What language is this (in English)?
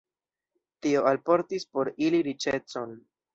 Esperanto